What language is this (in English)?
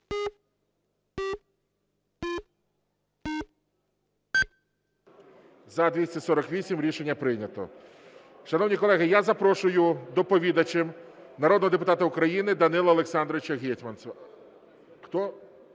Ukrainian